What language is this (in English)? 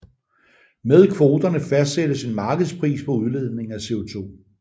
Danish